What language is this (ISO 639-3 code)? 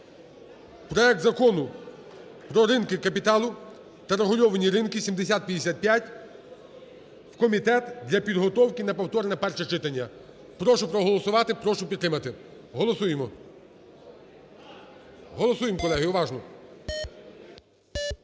ukr